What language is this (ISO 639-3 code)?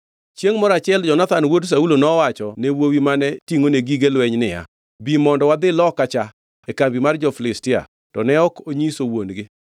luo